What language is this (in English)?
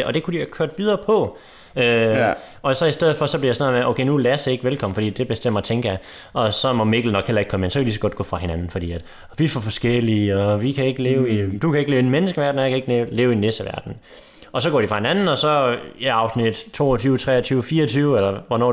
Danish